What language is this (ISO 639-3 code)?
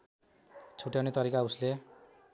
nep